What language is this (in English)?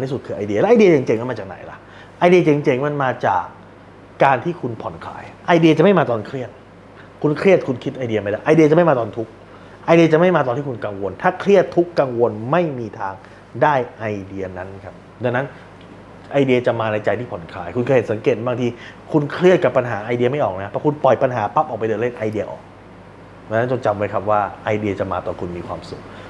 Thai